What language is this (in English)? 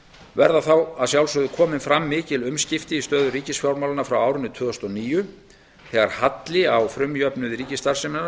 Icelandic